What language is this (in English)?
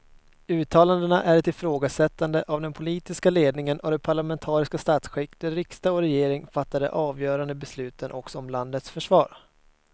Swedish